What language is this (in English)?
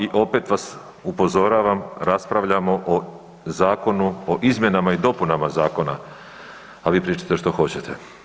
Croatian